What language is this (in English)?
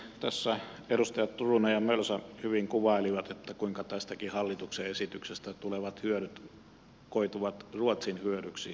Finnish